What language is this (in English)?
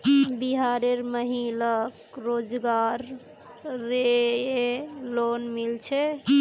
Magahi